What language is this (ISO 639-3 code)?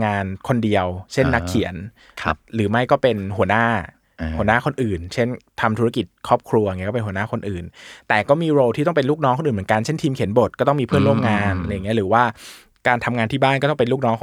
tha